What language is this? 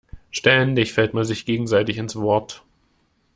German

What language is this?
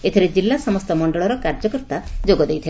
Odia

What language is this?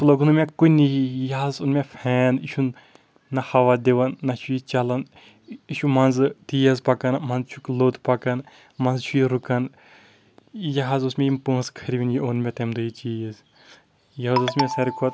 Kashmiri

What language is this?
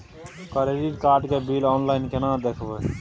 Maithili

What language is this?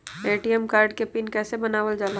Magahi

